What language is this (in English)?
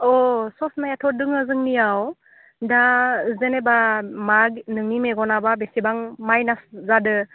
Bodo